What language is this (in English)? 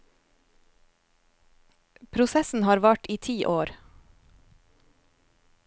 Norwegian